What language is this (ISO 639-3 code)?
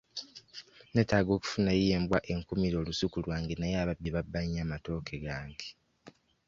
lug